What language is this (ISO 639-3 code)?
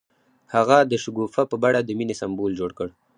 pus